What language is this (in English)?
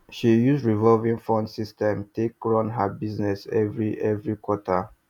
Nigerian Pidgin